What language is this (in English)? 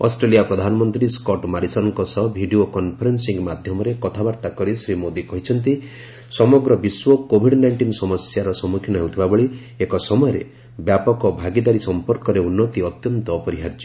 Odia